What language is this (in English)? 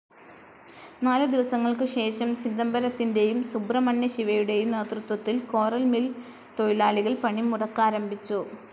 Malayalam